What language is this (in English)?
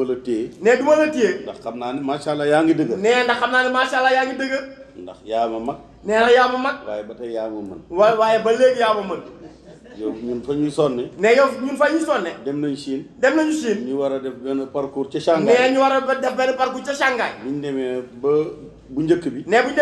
French